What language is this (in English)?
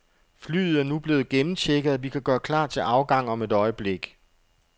Danish